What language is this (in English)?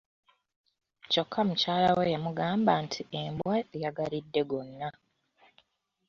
Ganda